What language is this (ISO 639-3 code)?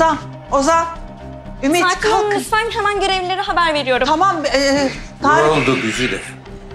tur